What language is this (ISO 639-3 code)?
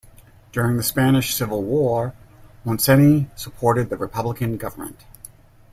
eng